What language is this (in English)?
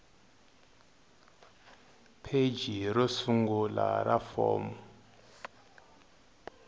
Tsonga